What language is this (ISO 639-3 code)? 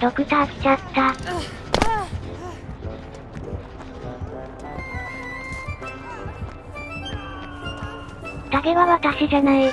jpn